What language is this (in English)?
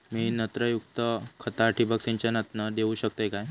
Marathi